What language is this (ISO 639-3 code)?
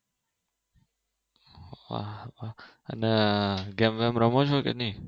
guj